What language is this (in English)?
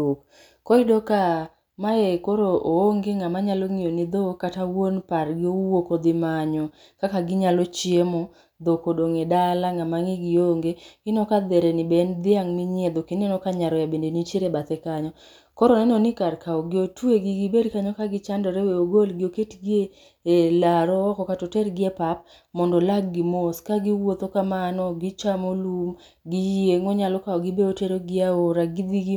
Luo (Kenya and Tanzania)